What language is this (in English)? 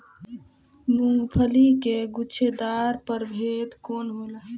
Bhojpuri